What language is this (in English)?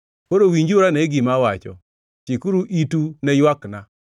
Luo (Kenya and Tanzania)